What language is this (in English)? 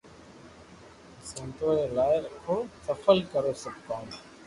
Loarki